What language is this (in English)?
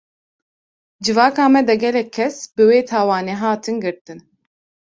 Kurdish